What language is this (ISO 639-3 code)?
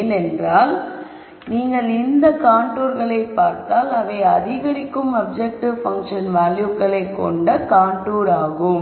tam